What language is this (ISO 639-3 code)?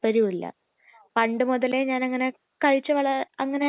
mal